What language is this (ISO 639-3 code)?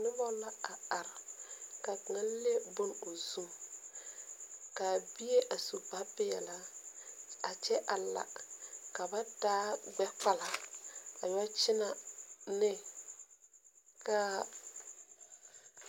dga